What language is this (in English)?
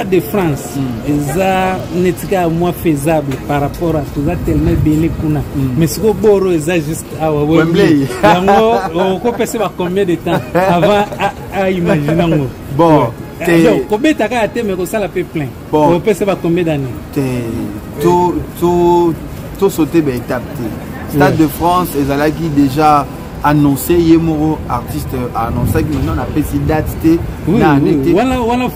French